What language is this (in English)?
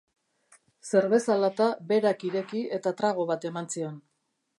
Basque